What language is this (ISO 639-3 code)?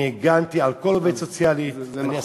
heb